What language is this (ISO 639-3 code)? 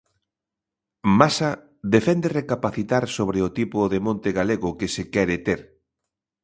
glg